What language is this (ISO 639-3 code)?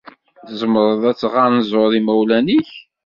kab